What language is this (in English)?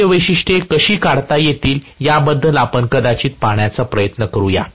Marathi